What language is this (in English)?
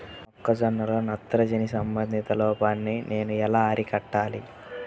Telugu